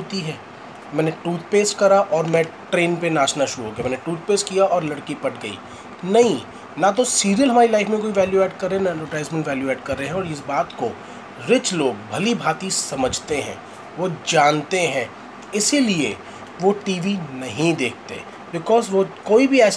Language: Hindi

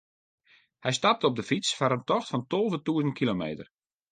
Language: Western Frisian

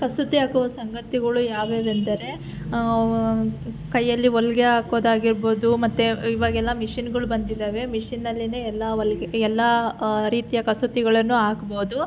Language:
Kannada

